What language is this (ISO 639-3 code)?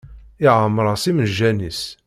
kab